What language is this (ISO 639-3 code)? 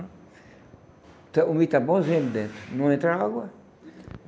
por